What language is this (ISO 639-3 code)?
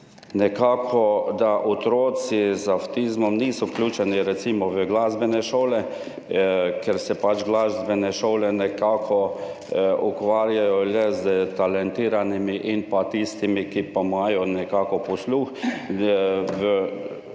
slv